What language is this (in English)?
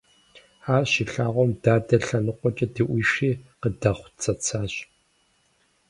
Kabardian